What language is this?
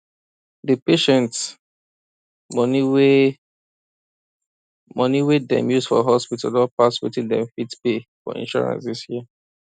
Nigerian Pidgin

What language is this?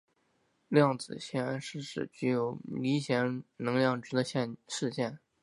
Chinese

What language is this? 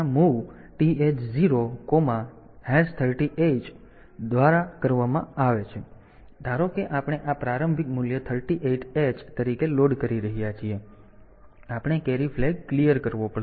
Gujarati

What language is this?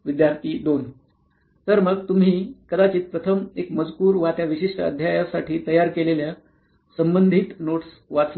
Marathi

